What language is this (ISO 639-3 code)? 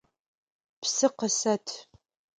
ady